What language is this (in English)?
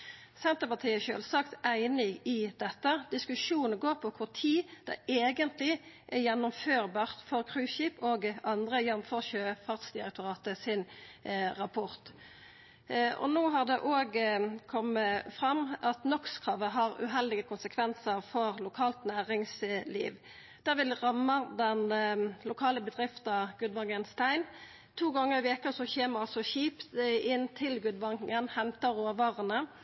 Norwegian Nynorsk